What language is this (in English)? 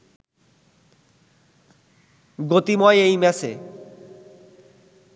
Bangla